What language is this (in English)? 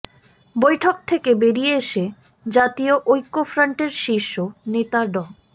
Bangla